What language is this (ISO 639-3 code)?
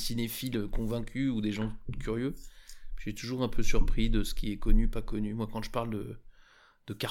fra